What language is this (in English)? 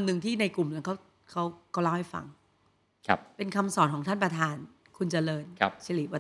Thai